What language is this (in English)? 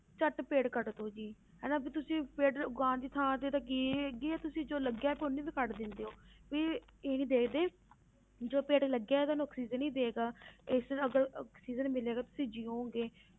Punjabi